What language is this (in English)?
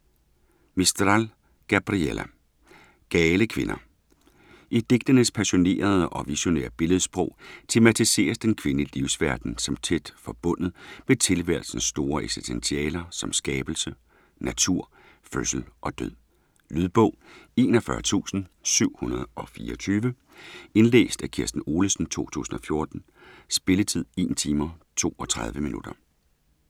Danish